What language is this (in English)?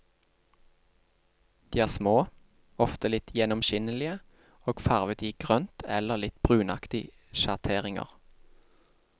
Norwegian